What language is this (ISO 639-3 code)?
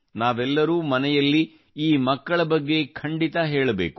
kan